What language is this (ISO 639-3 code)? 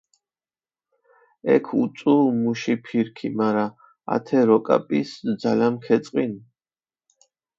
xmf